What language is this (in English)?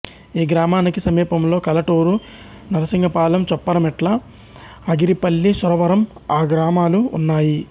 Telugu